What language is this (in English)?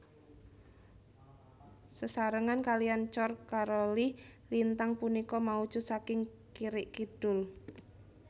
Javanese